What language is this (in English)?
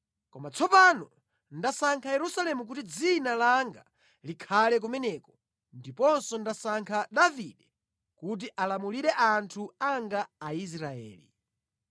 Nyanja